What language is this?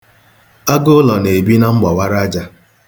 Igbo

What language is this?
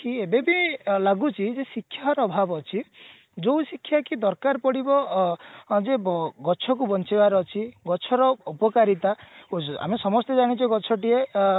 Odia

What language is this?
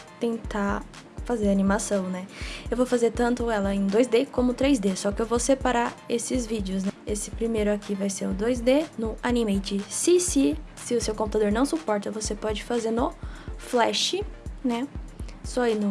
Portuguese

